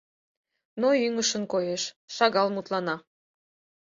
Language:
Mari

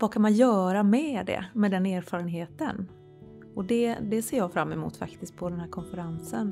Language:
Swedish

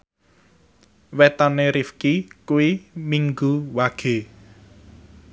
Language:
Javanese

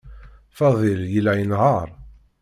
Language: Kabyle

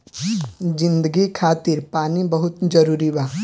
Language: Bhojpuri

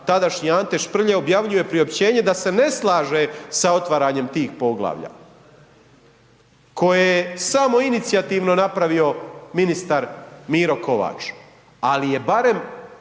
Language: Croatian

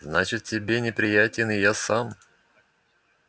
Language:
Russian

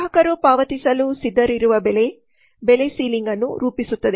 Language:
Kannada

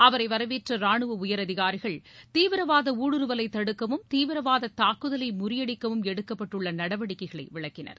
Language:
Tamil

